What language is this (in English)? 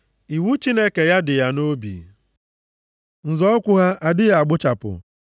Igbo